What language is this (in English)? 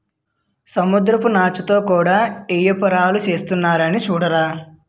Telugu